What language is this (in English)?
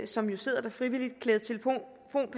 Danish